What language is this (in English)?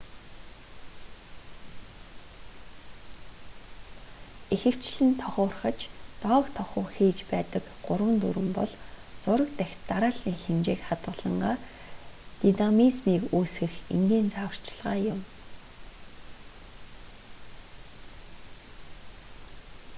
Mongolian